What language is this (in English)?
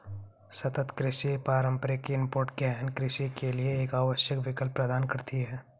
Hindi